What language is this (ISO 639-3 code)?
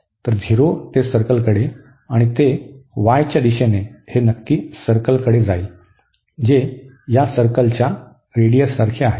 mar